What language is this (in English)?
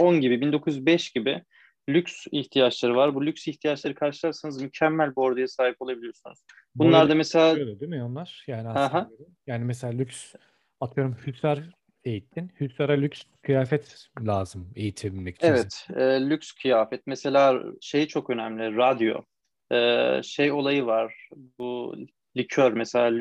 Turkish